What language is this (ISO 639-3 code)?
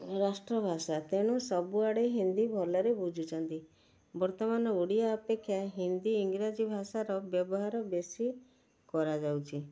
ori